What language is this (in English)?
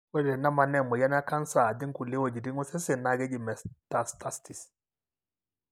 Masai